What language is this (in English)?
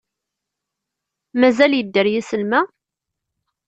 Kabyle